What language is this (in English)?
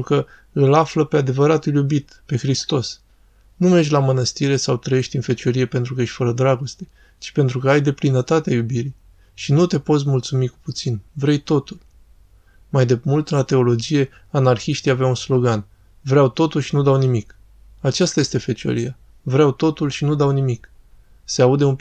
Romanian